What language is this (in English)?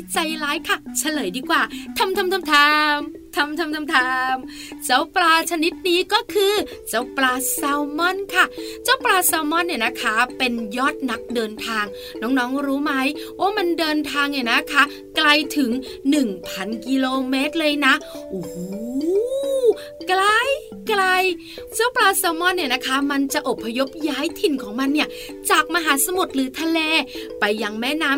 Thai